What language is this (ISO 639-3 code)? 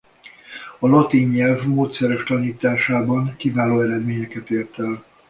hun